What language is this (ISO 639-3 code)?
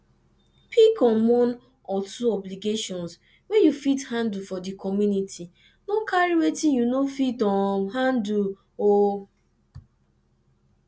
pcm